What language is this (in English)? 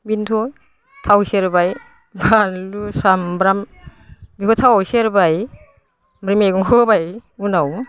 Bodo